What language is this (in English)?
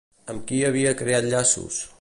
Catalan